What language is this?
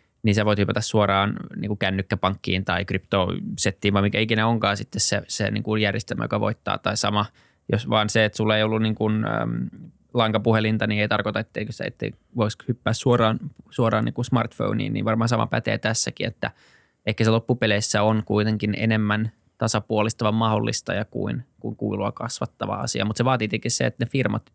Finnish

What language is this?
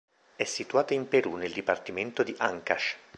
Italian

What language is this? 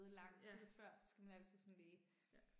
Danish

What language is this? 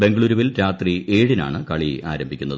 Malayalam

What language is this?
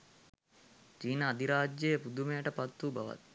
Sinhala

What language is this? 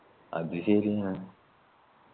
Malayalam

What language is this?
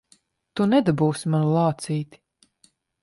Latvian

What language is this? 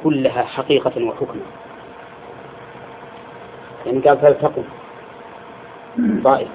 Arabic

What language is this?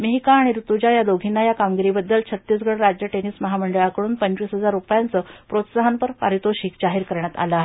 Marathi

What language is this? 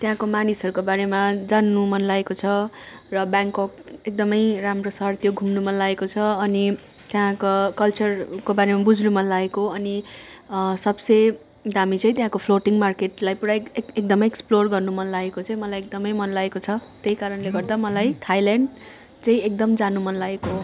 Nepali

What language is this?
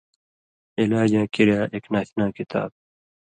Indus Kohistani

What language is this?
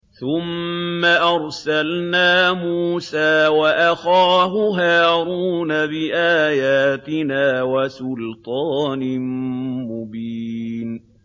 Arabic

